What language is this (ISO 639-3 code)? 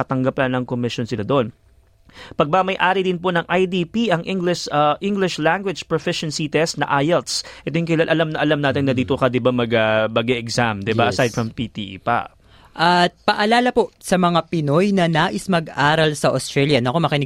fil